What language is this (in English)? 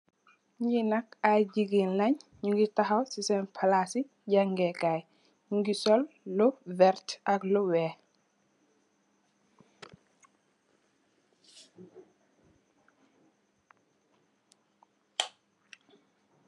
Wolof